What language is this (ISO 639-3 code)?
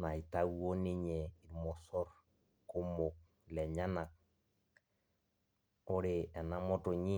mas